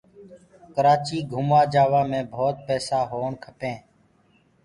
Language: Gurgula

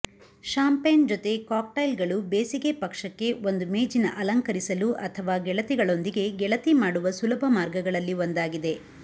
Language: Kannada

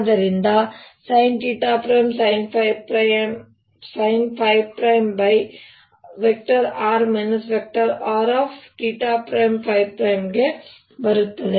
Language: Kannada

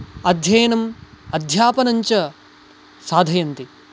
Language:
Sanskrit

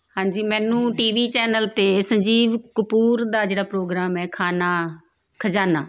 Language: Punjabi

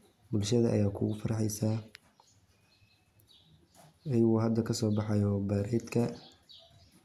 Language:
Somali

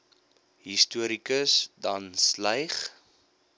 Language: Afrikaans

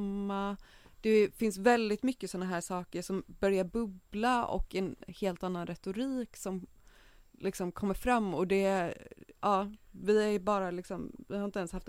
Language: Swedish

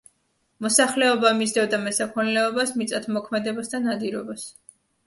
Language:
Georgian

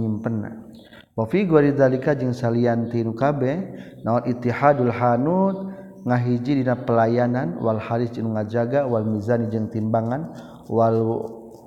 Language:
Malay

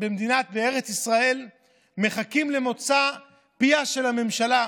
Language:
Hebrew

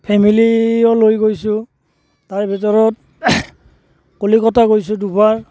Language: Assamese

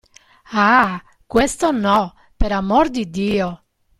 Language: Italian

